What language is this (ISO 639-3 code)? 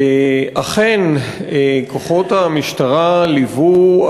heb